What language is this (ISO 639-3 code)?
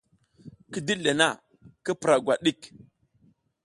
giz